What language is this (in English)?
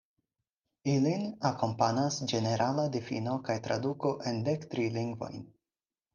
Esperanto